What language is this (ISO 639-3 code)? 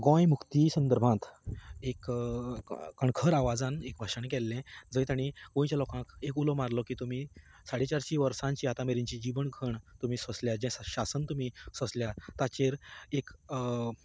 kok